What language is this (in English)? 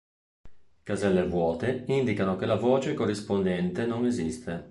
Italian